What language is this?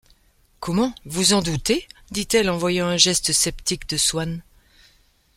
French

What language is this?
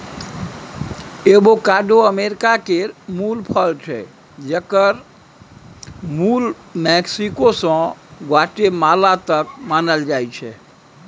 Maithili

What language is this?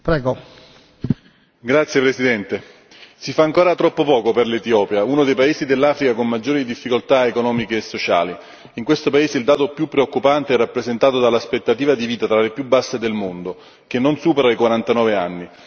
Italian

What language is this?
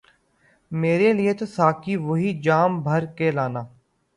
Urdu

